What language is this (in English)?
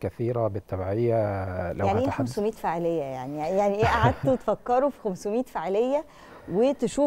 Arabic